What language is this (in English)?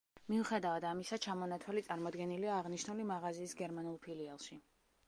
Georgian